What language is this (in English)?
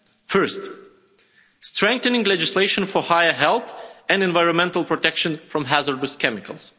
English